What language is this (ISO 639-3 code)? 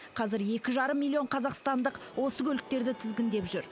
kaz